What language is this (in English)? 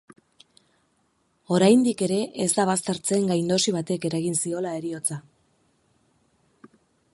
Basque